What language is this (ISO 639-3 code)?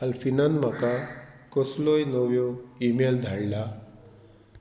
kok